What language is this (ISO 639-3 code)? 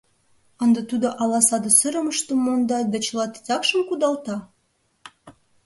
chm